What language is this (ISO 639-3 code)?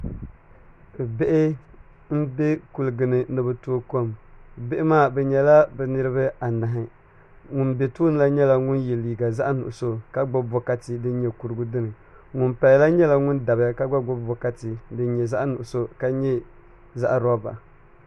dag